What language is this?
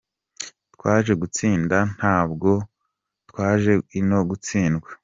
Kinyarwanda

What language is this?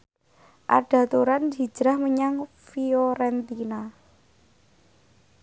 Javanese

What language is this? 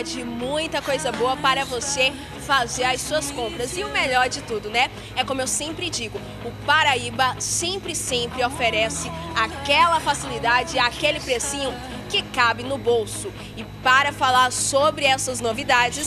Portuguese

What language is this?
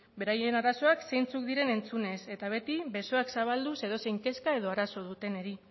Basque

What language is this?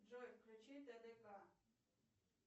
Russian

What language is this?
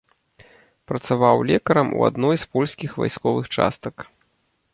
Belarusian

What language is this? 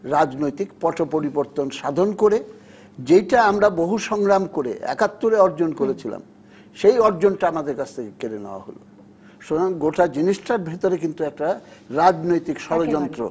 Bangla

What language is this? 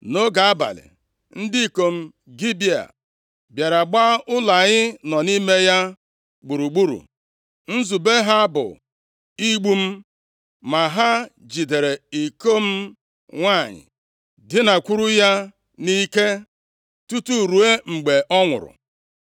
Igbo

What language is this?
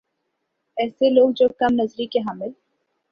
Urdu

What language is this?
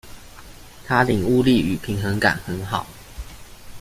Chinese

